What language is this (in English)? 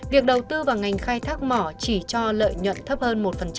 Vietnamese